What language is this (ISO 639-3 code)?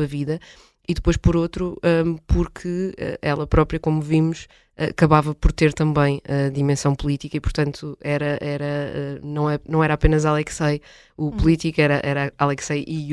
por